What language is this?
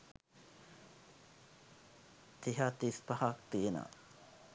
Sinhala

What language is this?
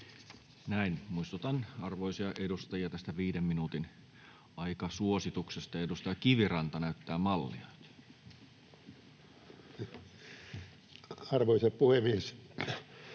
Finnish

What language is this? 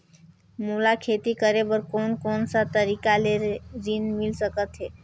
Chhattisgarhi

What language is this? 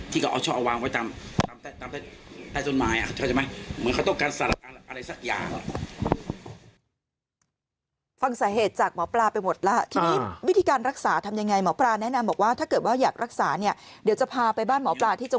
Thai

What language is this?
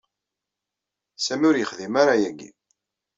Kabyle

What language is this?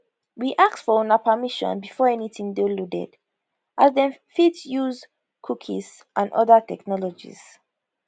Nigerian Pidgin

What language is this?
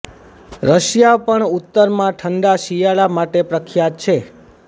Gujarati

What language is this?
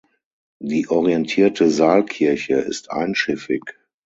German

